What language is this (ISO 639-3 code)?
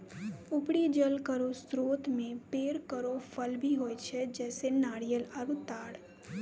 mai